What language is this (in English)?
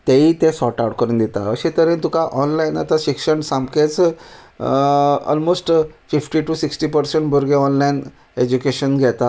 Konkani